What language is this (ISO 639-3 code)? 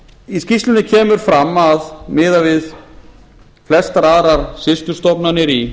isl